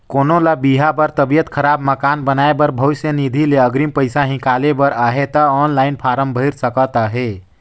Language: Chhattisgarhi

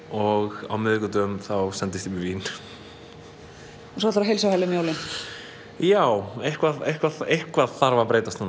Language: Icelandic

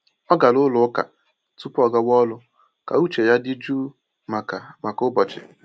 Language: Igbo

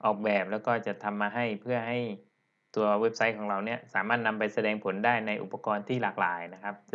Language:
Thai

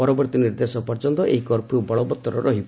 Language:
Odia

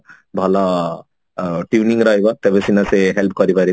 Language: Odia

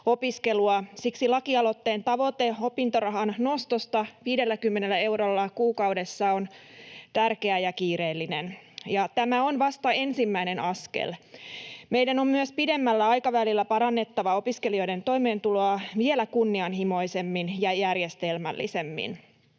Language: Finnish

